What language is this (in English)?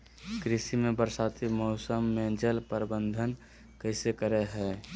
Magahi